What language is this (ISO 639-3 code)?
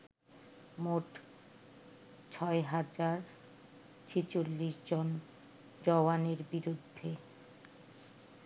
ben